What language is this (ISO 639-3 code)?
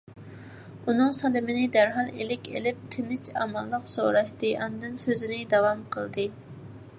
uig